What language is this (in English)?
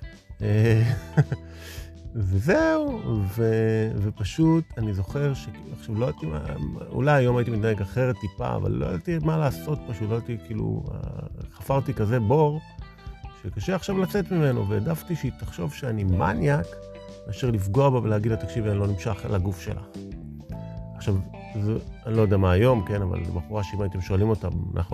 Hebrew